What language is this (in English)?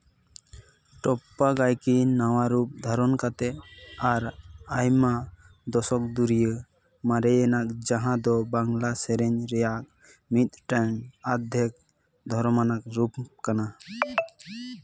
Santali